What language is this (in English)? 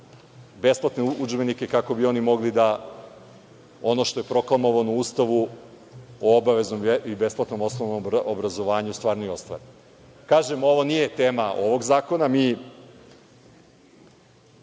Serbian